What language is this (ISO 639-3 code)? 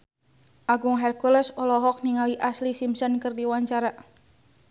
sun